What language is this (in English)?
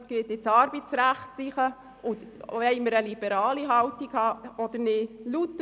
Swiss German